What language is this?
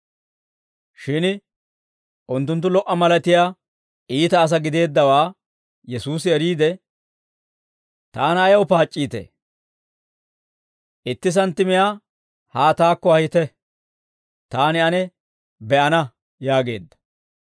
Dawro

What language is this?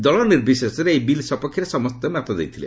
Odia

